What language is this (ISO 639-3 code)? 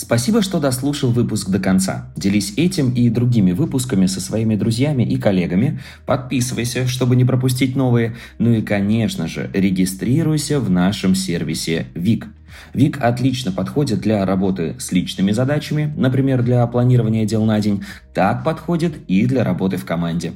rus